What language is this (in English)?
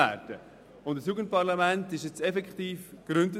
Swiss German